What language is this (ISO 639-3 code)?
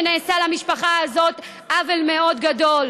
heb